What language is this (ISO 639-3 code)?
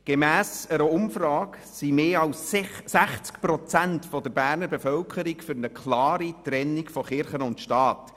gsw